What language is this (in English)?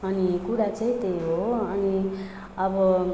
Nepali